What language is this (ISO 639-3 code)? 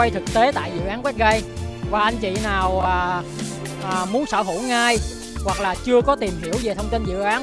vie